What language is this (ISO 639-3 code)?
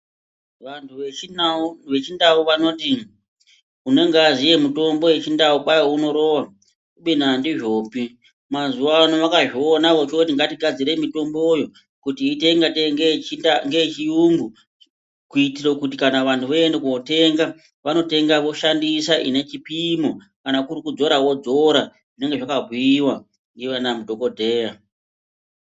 ndc